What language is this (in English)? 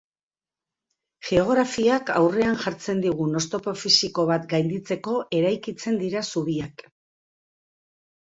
Basque